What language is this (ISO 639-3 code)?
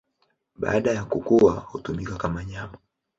swa